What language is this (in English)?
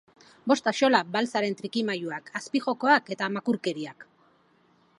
Basque